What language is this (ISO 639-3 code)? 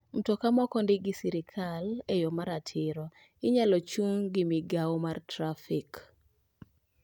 luo